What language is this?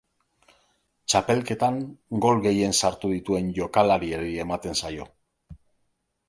Basque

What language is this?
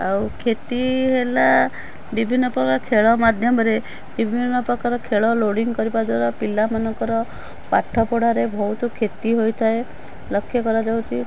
Odia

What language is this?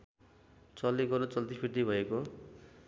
Nepali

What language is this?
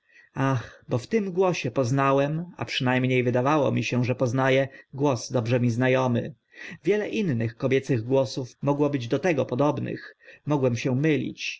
Polish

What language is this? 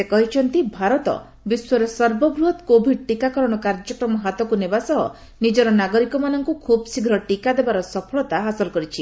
Odia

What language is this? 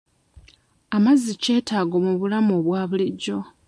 Ganda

